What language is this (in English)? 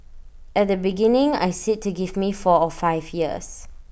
English